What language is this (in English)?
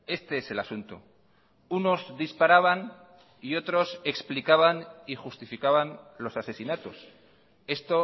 Spanish